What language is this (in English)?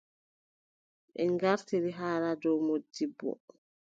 Adamawa Fulfulde